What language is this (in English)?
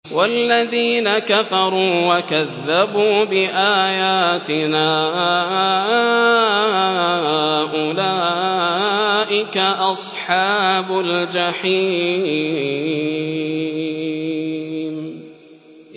Arabic